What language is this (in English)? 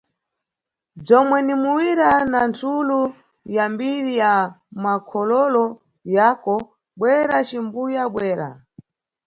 Nyungwe